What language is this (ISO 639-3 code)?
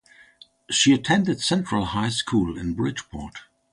eng